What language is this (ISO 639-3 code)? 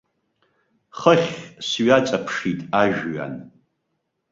abk